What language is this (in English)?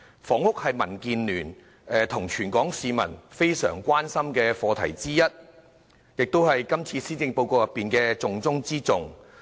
Cantonese